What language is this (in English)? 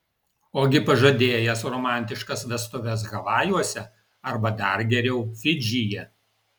Lithuanian